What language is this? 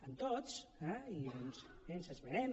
Catalan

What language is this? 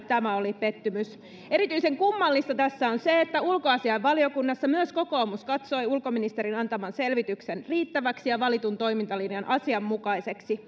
Finnish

